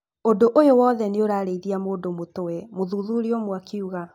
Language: Kikuyu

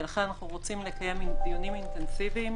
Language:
Hebrew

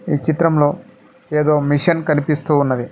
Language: Telugu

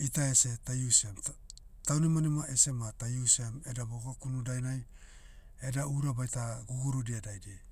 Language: Motu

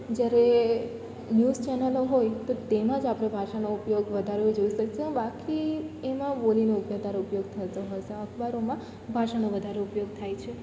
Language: Gujarati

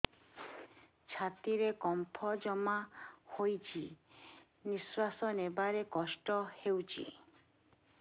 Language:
Odia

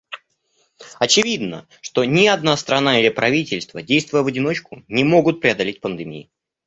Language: Russian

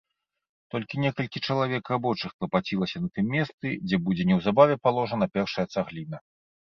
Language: Belarusian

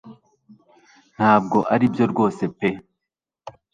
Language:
Kinyarwanda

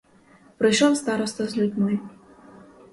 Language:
Ukrainian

